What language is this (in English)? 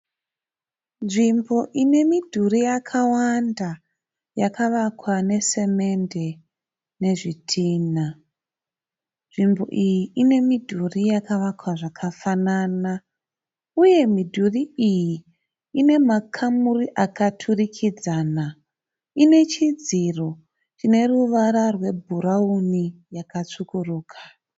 Shona